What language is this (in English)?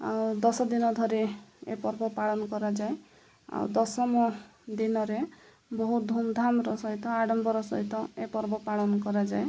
Odia